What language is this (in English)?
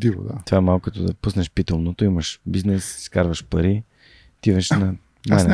Bulgarian